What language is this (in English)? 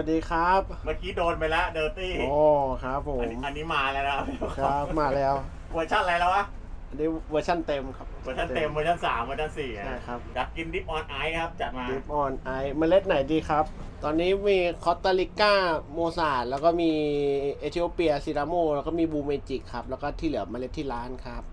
Thai